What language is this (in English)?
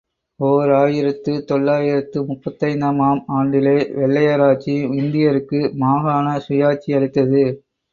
Tamil